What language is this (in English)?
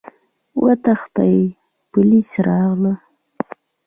Pashto